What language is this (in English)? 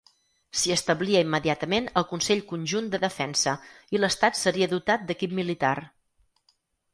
Catalan